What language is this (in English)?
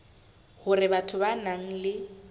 Southern Sotho